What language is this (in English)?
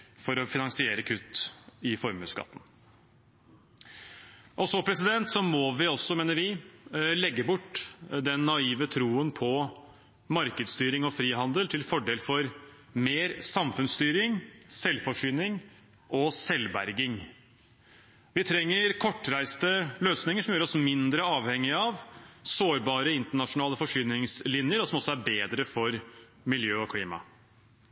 Norwegian Bokmål